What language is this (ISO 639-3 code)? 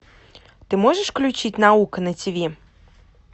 rus